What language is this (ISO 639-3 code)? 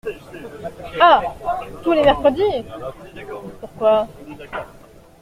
fra